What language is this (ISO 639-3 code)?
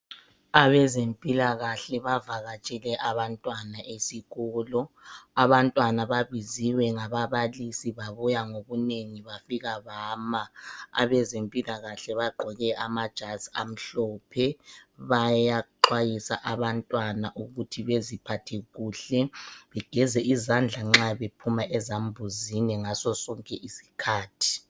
nde